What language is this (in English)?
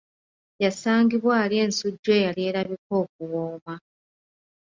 Ganda